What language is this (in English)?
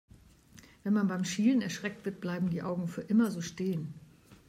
German